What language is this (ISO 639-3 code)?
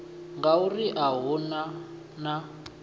ven